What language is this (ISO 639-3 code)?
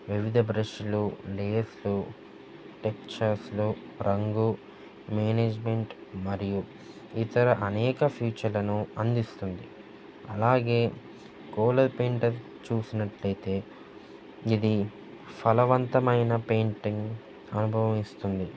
tel